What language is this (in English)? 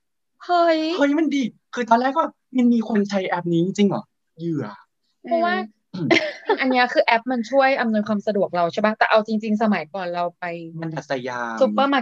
Thai